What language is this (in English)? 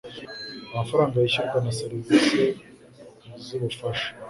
Kinyarwanda